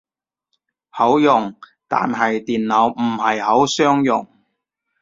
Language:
Cantonese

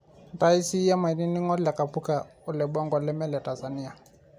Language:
Masai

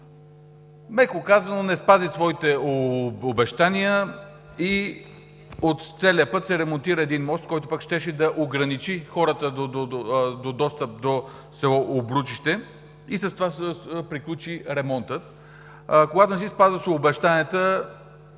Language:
Bulgarian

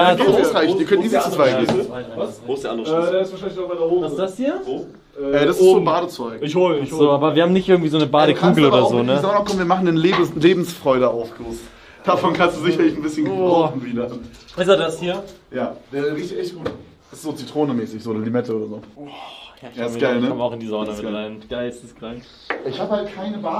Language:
German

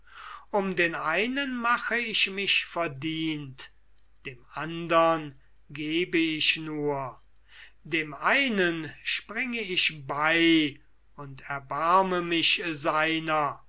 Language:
German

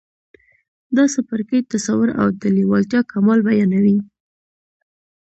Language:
Pashto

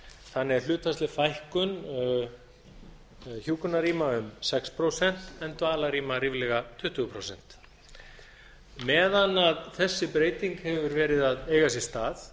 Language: Icelandic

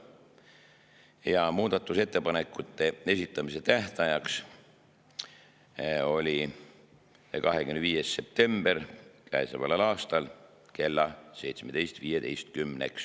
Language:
Estonian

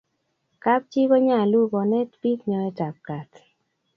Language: Kalenjin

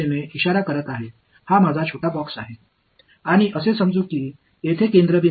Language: Tamil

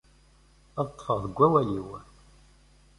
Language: Kabyle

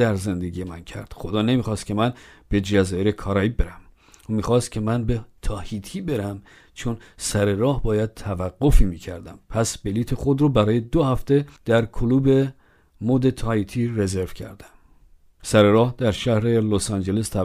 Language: Persian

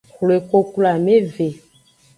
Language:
Aja (Benin)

